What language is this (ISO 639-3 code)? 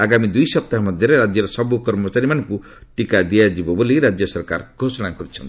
ori